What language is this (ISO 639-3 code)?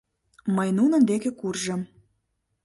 chm